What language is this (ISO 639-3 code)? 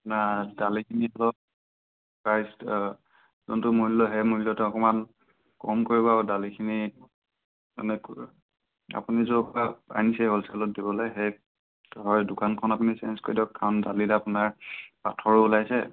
asm